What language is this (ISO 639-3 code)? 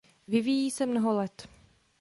ces